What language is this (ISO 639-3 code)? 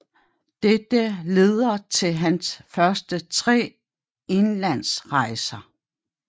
dan